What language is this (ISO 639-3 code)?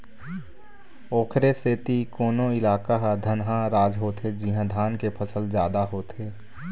hne